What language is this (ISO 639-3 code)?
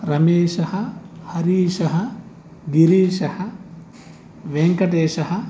san